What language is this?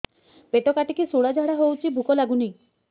Odia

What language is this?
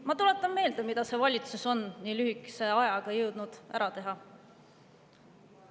Estonian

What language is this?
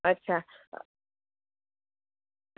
Gujarati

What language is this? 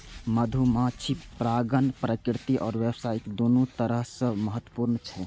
Maithili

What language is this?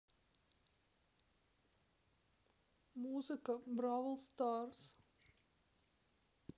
Russian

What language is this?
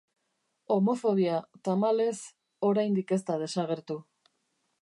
Basque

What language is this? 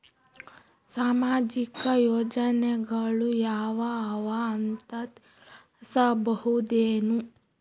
Kannada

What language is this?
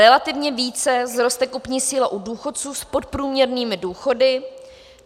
Czech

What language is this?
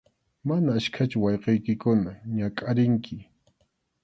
Arequipa-La Unión Quechua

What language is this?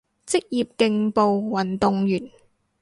Cantonese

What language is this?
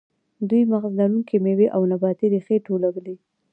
Pashto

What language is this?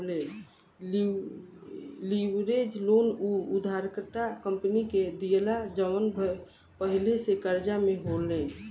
Bhojpuri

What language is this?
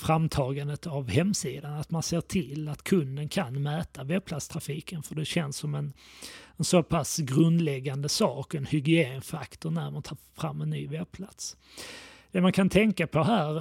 Swedish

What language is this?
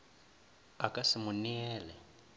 Northern Sotho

